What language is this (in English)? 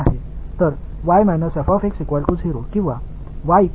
Tamil